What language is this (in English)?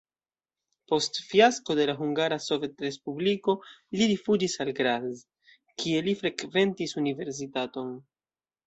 Esperanto